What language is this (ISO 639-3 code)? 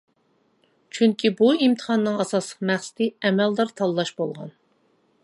uig